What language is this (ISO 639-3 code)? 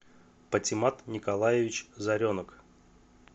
rus